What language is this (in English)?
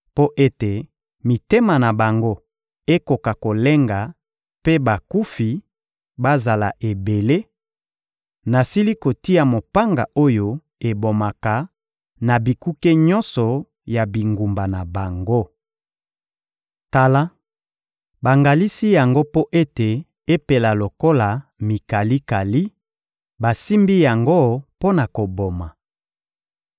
Lingala